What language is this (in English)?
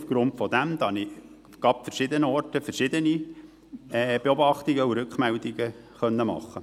Swiss German